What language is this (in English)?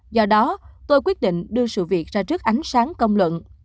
Vietnamese